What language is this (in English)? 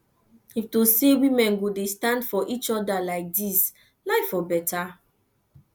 Nigerian Pidgin